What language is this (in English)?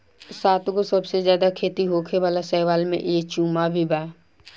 Bhojpuri